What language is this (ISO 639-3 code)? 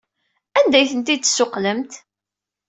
kab